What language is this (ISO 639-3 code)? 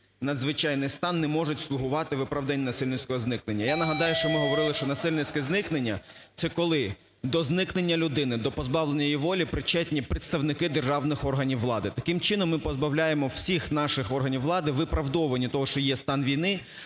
ukr